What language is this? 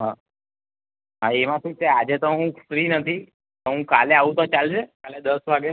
Gujarati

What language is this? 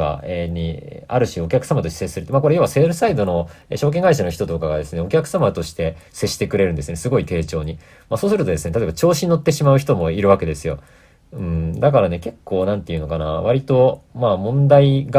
Japanese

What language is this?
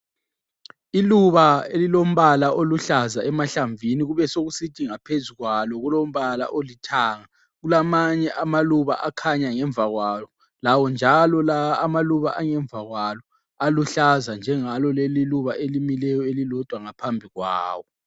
North Ndebele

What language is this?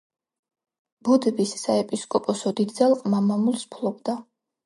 Georgian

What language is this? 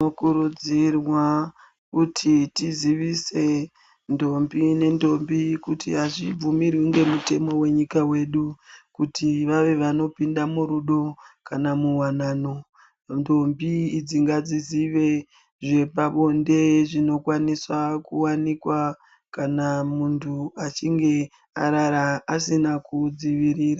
Ndau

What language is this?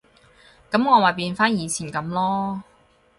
Cantonese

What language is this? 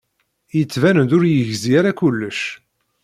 Kabyle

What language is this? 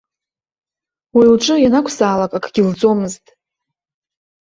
Abkhazian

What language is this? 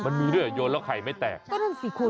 Thai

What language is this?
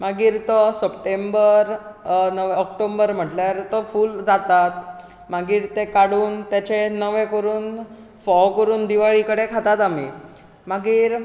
Konkani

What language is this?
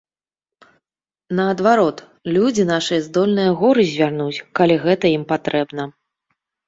Belarusian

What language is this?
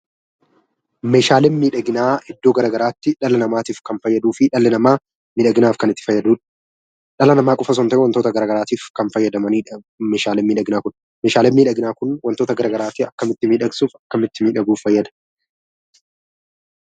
Oromo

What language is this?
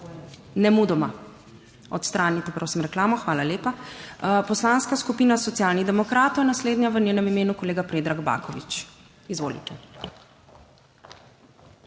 Slovenian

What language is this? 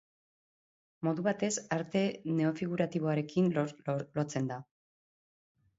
Basque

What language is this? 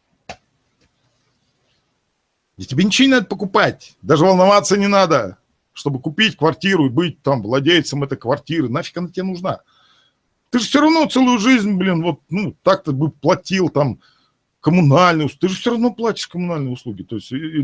Russian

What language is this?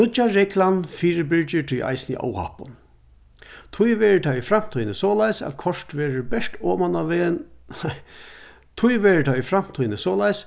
Faroese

